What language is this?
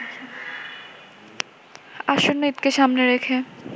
Bangla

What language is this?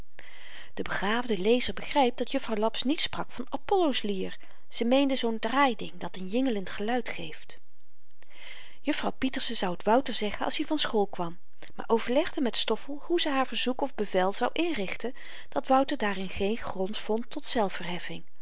Dutch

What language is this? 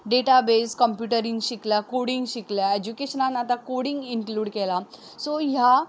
Konkani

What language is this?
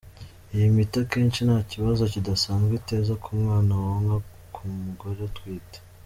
Kinyarwanda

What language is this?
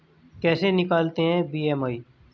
Hindi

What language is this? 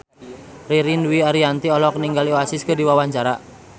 Sundanese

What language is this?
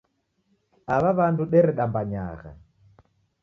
Taita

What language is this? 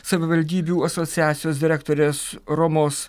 Lithuanian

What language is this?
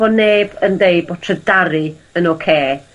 Welsh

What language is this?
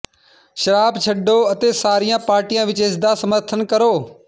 Punjabi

